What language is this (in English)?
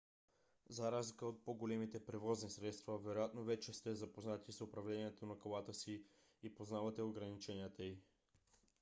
Bulgarian